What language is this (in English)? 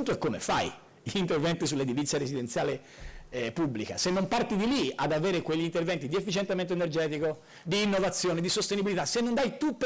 Italian